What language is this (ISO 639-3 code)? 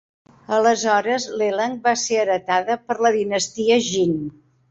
cat